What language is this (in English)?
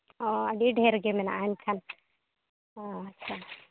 Santali